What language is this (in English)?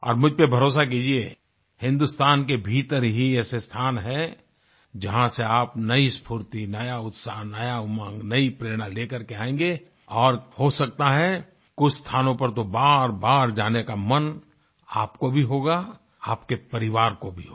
Hindi